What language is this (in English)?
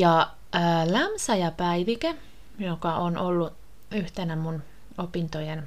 Finnish